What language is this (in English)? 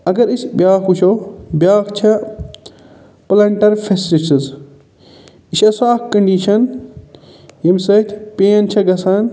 Kashmiri